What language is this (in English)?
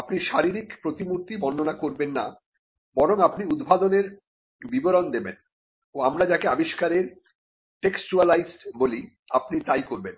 Bangla